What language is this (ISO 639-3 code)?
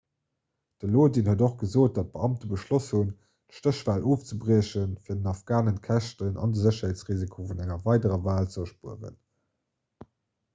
ltz